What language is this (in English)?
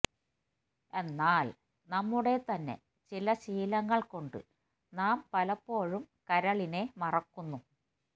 Malayalam